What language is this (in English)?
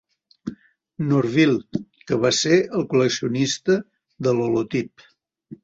Catalan